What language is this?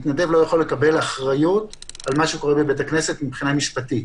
Hebrew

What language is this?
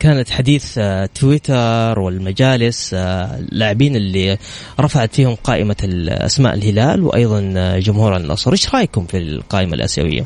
Arabic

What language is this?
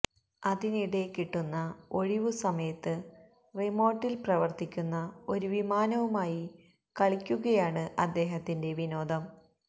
Malayalam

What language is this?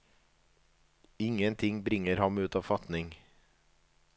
Norwegian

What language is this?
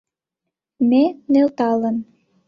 Mari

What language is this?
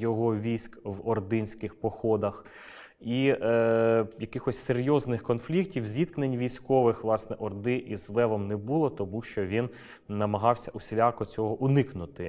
Ukrainian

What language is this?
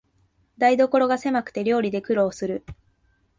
Japanese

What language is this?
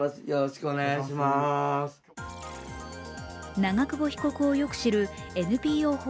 Japanese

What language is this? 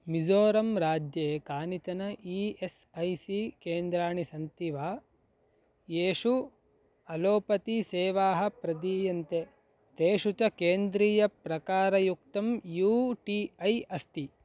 Sanskrit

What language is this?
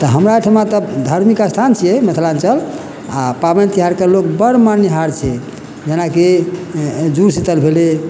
Maithili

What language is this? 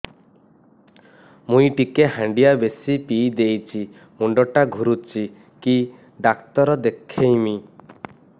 Odia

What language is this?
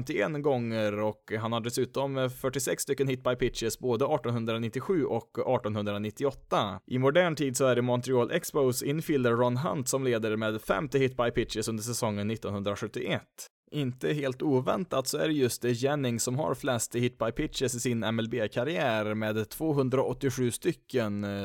Swedish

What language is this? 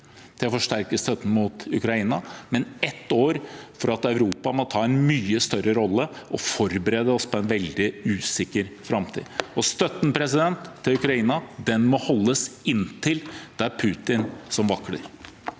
Norwegian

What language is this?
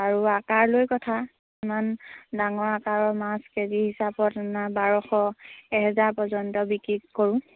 Assamese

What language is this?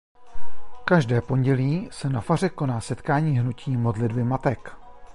Czech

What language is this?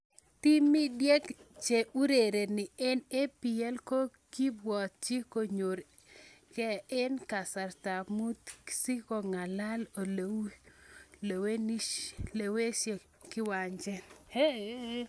Kalenjin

